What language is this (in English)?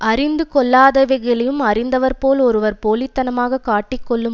Tamil